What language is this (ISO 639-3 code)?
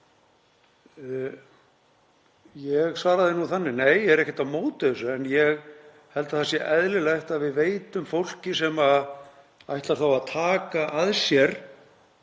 isl